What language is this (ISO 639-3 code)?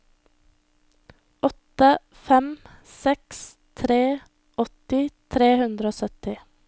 nor